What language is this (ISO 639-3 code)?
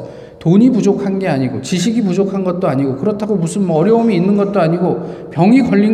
kor